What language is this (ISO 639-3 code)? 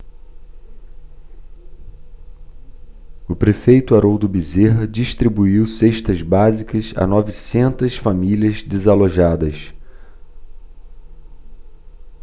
por